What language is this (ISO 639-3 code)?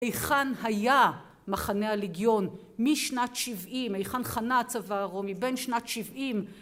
heb